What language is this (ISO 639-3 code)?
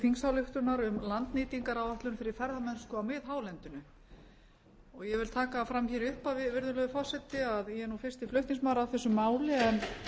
isl